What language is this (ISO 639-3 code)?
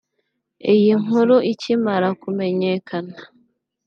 kin